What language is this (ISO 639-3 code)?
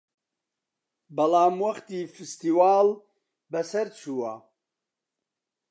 ckb